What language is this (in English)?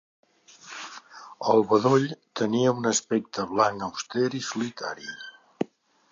Catalan